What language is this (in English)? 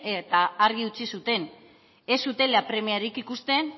Basque